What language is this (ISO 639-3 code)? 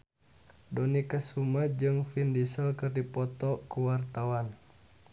sun